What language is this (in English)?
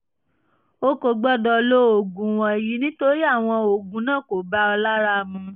Yoruba